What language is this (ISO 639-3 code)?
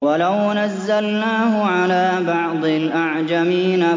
ara